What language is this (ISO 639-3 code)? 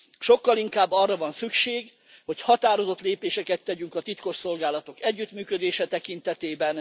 hun